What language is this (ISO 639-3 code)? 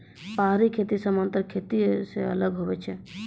mai